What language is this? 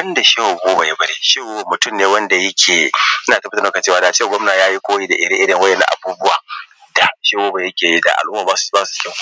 Hausa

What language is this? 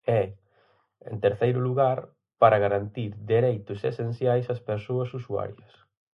Galician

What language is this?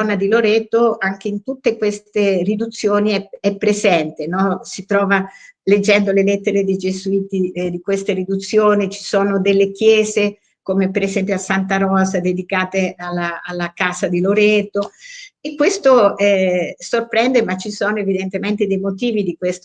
Italian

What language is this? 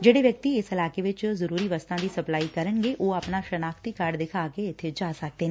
Punjabi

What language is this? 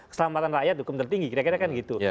Indonesian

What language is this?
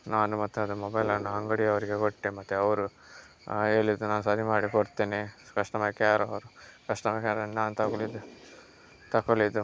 Kannada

